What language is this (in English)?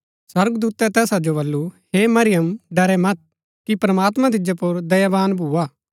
Gaddi